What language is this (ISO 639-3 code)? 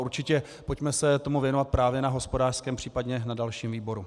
ces